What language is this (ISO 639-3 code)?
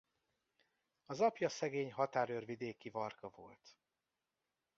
hun